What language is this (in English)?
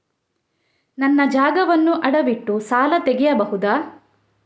Kannada